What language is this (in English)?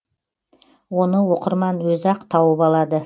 Kazakh